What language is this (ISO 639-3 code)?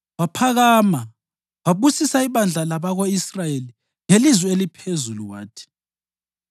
nde